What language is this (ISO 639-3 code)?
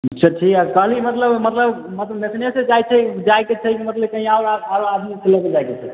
mai